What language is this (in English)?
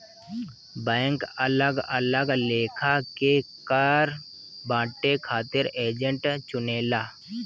Bhojpuri